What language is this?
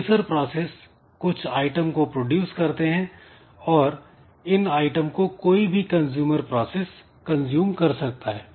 Hindi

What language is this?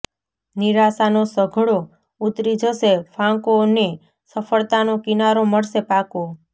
Gujarati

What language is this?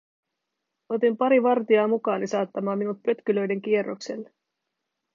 Finnish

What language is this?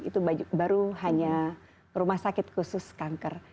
Indonesian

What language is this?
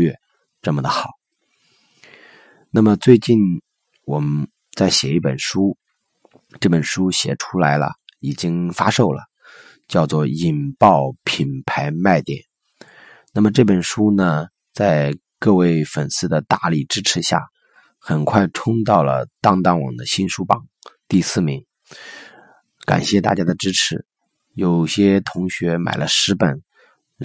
Chinese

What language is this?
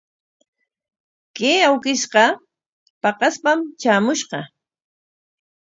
Corongo Ancash Quechua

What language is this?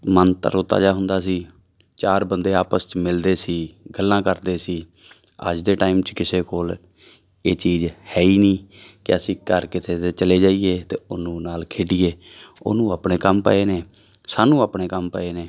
Punjabi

